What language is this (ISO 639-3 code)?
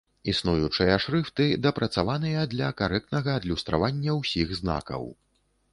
bel